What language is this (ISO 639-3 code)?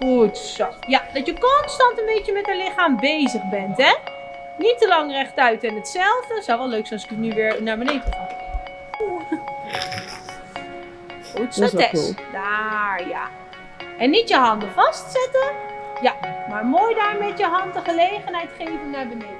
nld